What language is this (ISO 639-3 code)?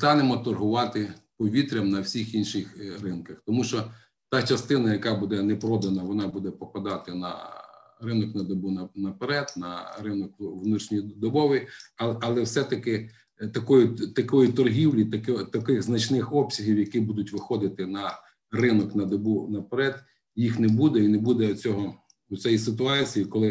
ukr